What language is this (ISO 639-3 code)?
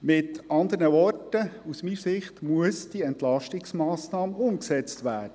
gsw